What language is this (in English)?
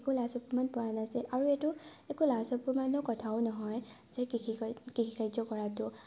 Assamese